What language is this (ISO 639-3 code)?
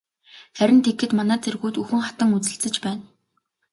mon